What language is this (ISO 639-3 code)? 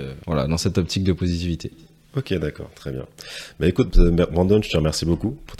fra